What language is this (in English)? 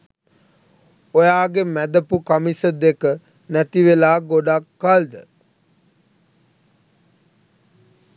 Sinhala